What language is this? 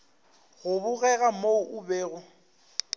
Northern Sotho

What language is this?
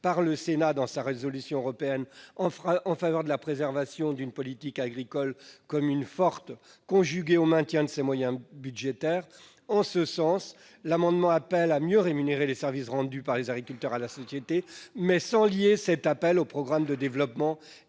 French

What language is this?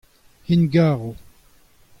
Breton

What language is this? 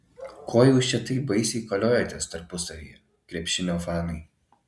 Lithuanian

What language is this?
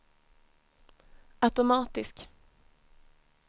Swedish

